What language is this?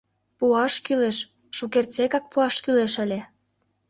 Mari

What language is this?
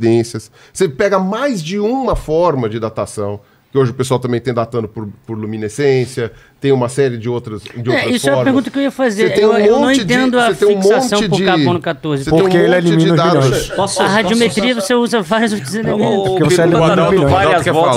Portuguese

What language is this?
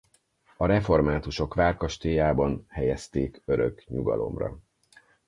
Hungarian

